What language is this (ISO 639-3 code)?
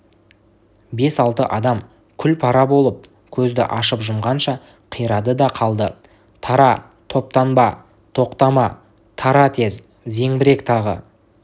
kaz